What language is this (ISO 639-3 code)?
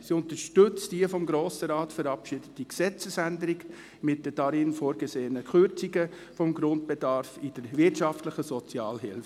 gsw